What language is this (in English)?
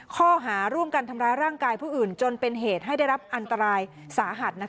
Thai